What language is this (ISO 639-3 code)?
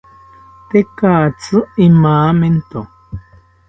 cpy